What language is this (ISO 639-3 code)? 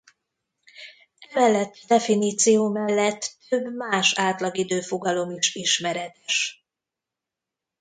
hun